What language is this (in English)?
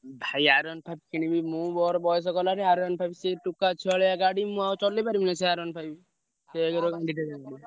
Odia